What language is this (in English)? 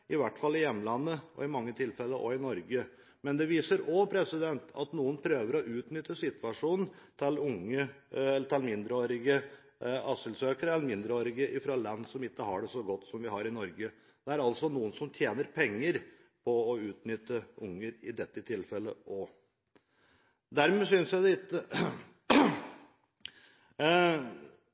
Norwegian Bokmål